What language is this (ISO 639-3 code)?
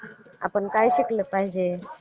mar